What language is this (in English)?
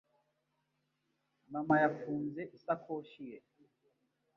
Kinyarwanda